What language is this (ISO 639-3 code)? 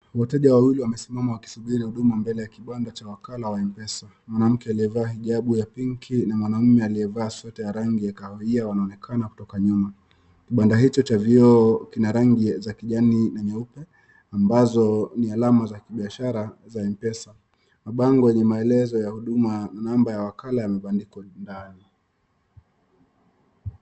swa